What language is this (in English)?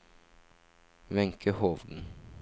Norwegian